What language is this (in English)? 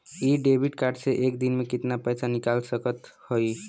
Bhojpuri